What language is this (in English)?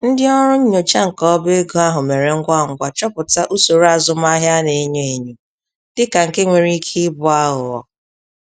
Igbo